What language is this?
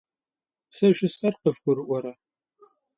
Kabardian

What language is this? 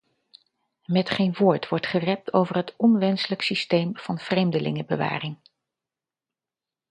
Dutch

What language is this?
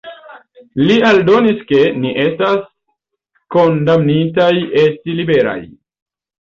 Esperanto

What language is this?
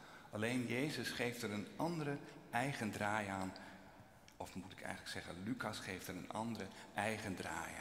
Dutch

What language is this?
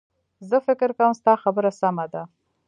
Pashto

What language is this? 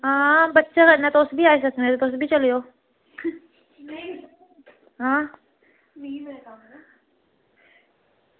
Dogri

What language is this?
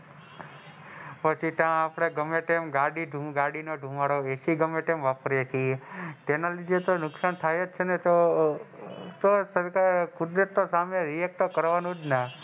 Gujarati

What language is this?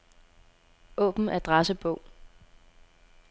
Danish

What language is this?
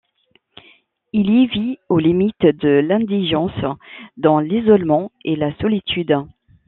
French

